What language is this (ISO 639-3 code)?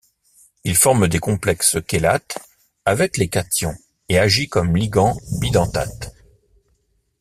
fra